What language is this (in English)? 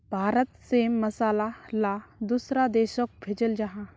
Magahi